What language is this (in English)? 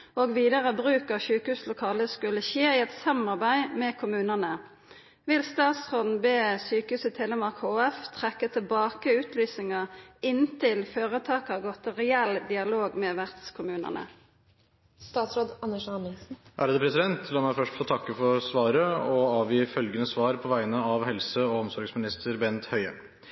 Norwegian